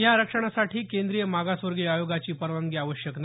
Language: Marathi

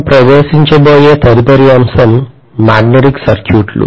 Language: Telugu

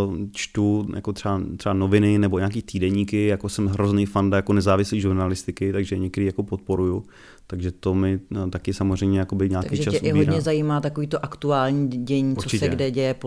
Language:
Czech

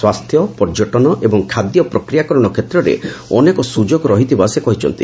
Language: Odia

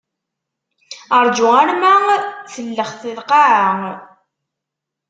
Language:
Kabyle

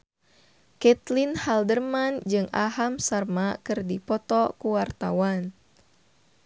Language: Sundanese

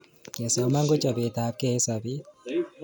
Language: Kalenjin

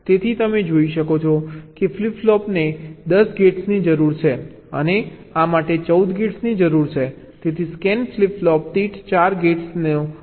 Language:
Gujarati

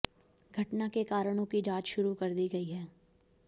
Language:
Hindi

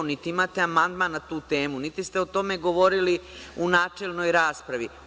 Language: Serbian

